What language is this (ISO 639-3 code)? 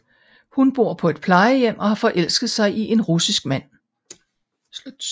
dan